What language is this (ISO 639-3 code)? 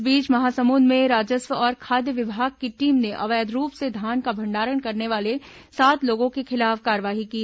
hin